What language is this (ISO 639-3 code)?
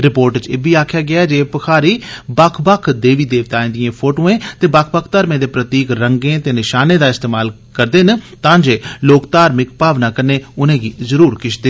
doi